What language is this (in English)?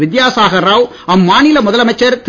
Tamil